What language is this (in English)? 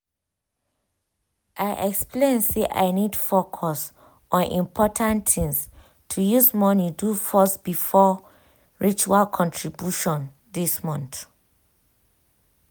Nigerian Pidgin